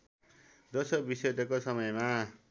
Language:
Nepali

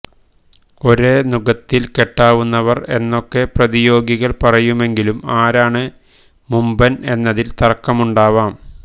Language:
Malayalam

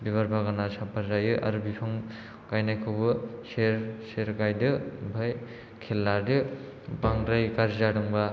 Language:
Bodo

